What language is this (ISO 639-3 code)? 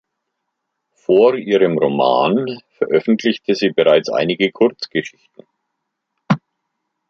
deu